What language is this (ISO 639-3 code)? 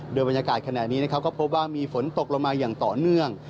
tha